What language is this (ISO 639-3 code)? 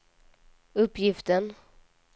swe